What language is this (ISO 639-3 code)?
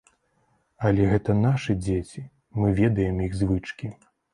bel